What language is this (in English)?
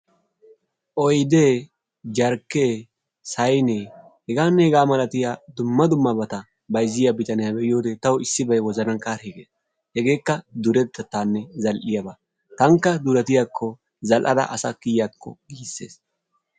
Wolaytta